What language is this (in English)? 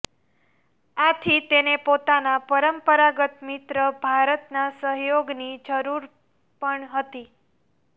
Gujarati